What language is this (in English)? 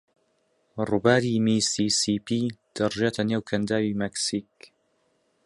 Central Kurdish